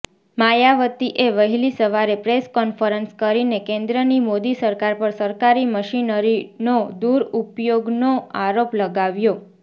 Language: Gujarati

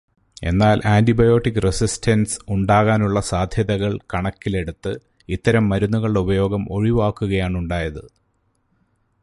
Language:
Malayalam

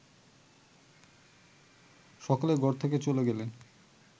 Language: Bangla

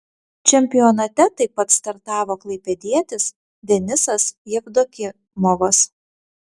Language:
Lithuanian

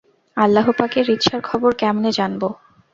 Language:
Bangla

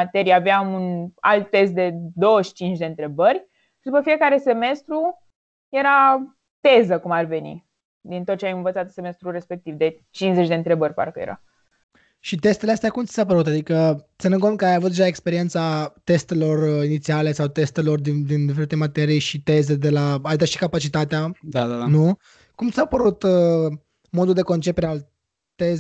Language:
Romanian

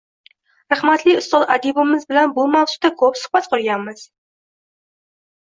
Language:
Uzbek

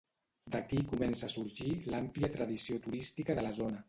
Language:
Catalan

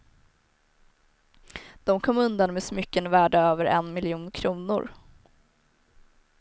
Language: Swedish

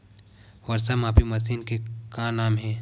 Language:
Chhattisgarhi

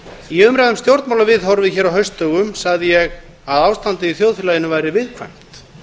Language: Icelandic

